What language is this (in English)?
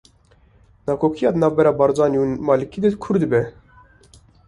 Kurdish